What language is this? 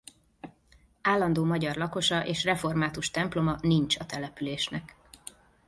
Hungarian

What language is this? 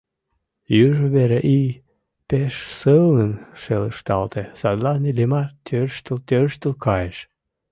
Mari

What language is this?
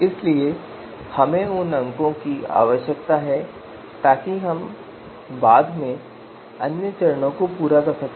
Hindi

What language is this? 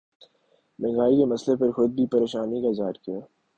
Urdu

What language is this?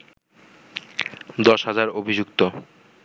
Bangla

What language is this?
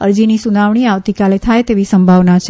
Gujarati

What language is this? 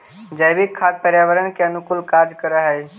Magahi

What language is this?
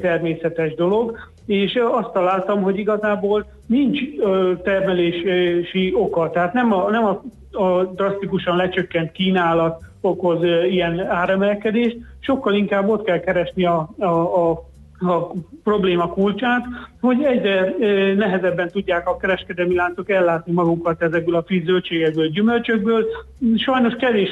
Hungarian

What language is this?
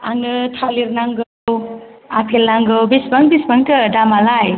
Bodo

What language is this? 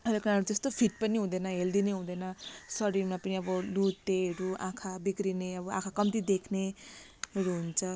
Nepali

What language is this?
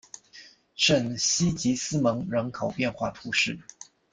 Chinese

